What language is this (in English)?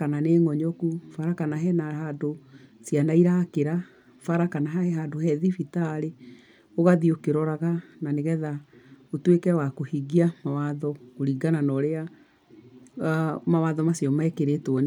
Kikuyu